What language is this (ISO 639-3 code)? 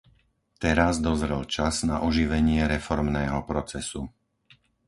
slk